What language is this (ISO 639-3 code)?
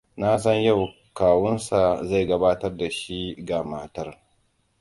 hau